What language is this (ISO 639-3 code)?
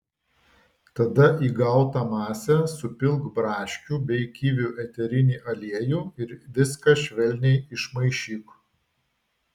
lit